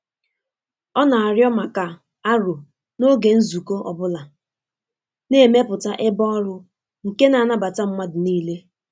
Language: Igbo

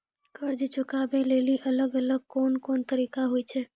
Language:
Maithili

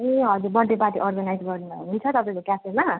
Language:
Nepali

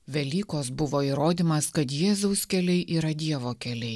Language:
Lithuanian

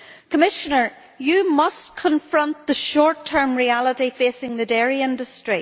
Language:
English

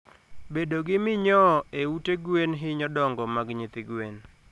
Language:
Luo (Kenya and Tanzania)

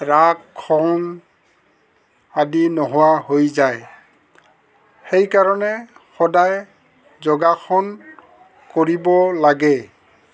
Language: Assamese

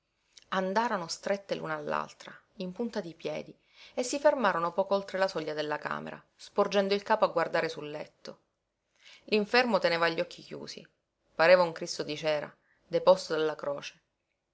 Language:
Italian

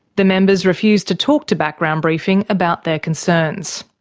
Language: English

